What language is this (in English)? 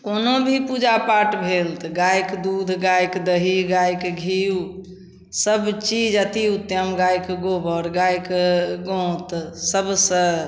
Maithili